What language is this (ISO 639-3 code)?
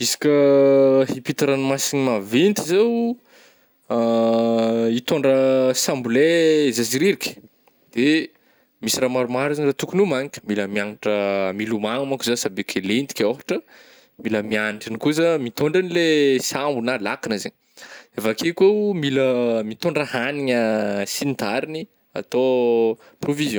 bmm